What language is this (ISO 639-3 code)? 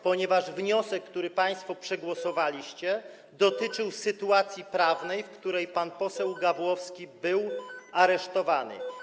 pol